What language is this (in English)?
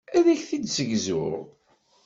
Kabyle